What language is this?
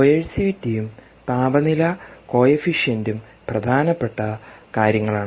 Malayalam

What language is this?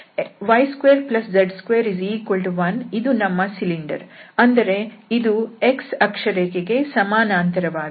Kannada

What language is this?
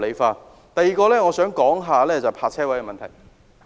Cantonese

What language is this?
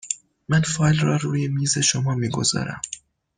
Persian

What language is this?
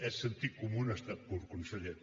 Catalan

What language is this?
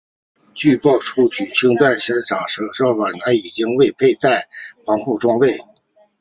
Chinese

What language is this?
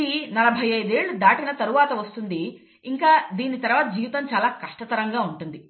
Telugu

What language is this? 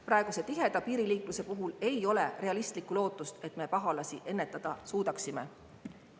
Estonian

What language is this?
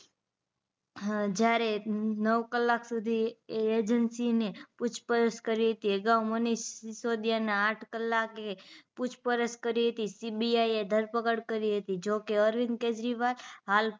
Gujarati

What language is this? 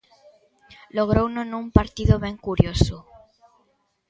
Galician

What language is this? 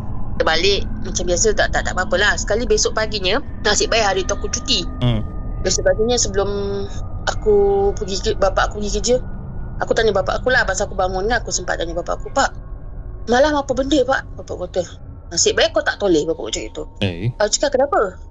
Malay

